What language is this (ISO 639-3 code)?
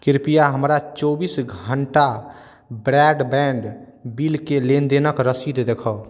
mai